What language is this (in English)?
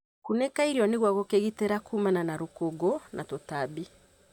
Kikuyu